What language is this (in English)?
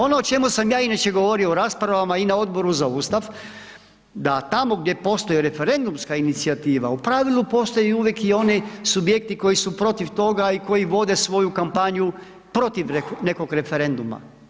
Croatian